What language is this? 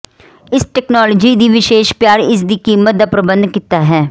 Punjabi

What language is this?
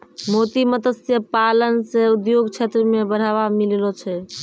Maithili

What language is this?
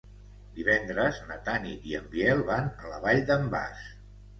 Catalan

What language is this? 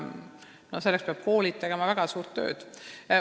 Estonian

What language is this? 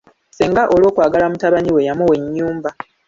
Ganda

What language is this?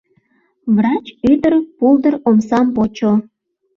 Mari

